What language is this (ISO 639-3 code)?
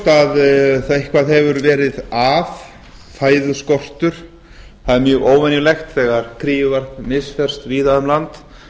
isl